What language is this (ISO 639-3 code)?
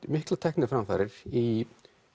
isl